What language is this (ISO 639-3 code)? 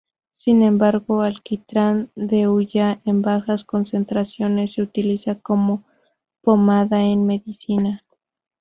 spa